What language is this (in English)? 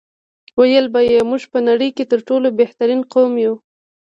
Pashto